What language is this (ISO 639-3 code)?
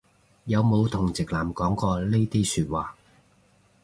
yue